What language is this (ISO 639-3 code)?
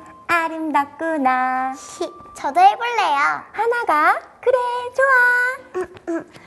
kor